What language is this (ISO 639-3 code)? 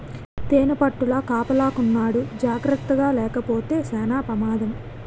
tel